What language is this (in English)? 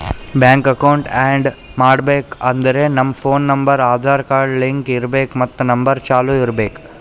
Kannada